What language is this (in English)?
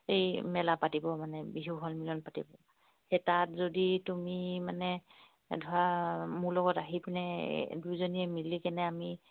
Assamese